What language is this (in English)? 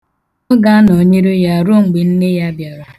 Igbo